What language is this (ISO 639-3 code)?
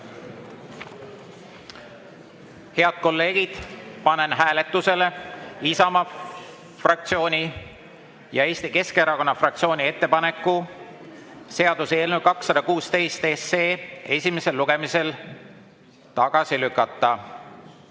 est